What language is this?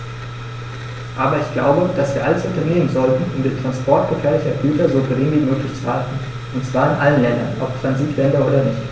German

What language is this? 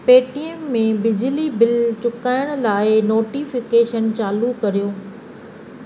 Sindhi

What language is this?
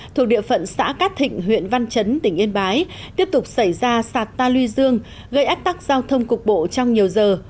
Vietnamese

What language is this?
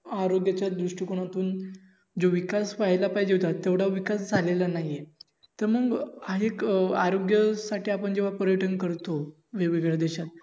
Marathi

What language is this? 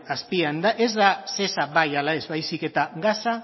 Basque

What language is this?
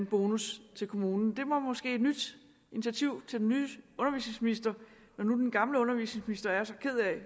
Danish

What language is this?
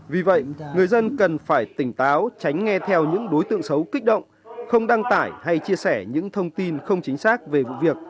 Vietnamese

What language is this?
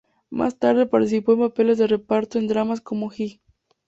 Spanish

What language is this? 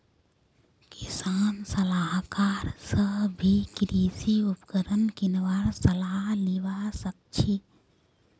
Magahi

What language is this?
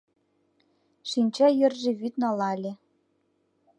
Mari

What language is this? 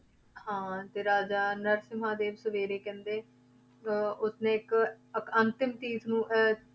Punjabi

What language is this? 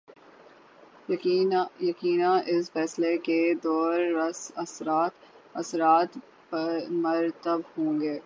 Urdu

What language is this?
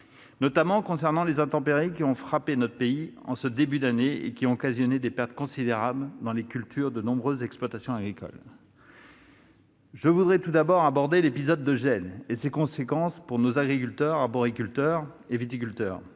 French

